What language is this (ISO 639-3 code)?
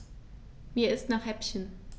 deu